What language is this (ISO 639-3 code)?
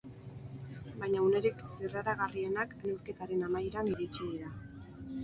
eus